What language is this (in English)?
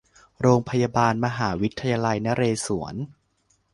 Thai